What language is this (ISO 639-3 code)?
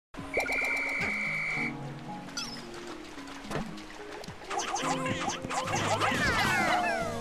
deu